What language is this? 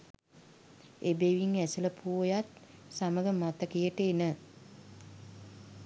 Sinhala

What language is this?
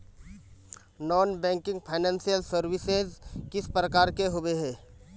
Magahi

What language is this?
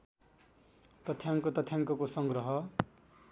Nepali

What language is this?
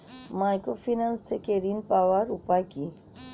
Bangla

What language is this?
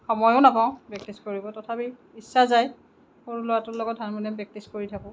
Assamese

